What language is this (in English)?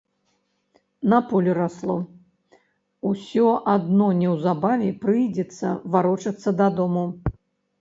Belarusian